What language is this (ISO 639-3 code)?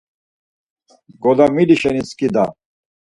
lzz